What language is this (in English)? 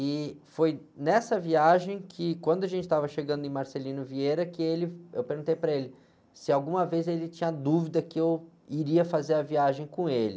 Portuguese